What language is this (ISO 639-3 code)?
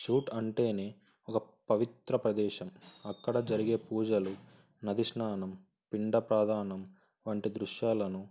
tel